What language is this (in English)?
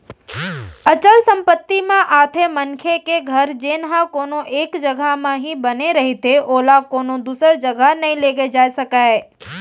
Chhattisgarhi